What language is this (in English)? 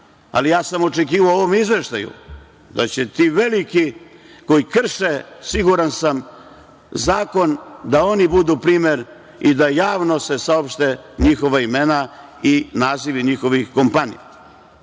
Serbian